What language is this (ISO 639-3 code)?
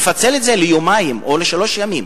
heb